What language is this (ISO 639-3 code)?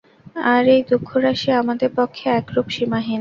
ben